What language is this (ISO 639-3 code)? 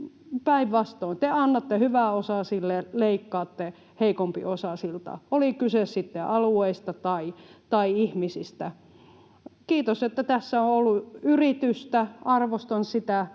fin